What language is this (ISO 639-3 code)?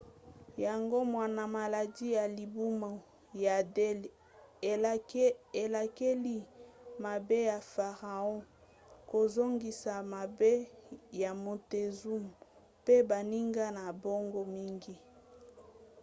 lin